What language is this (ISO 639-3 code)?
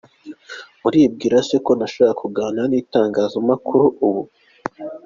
kin